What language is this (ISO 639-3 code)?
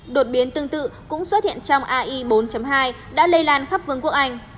vie